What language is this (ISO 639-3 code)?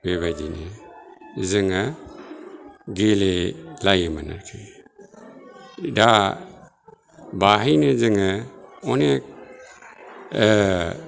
brx